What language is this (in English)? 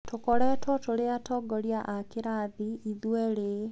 Kikuyu